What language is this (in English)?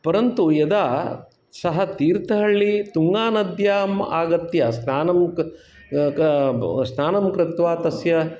Sanskrit